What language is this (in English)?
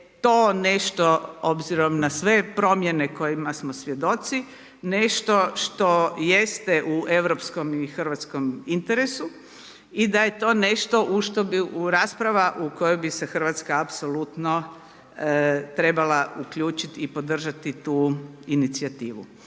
Croatian